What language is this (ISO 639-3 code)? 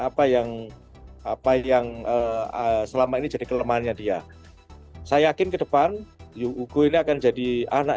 ind